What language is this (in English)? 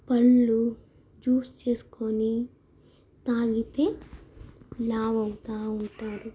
Telugu